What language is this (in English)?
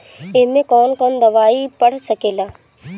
Bhojpuri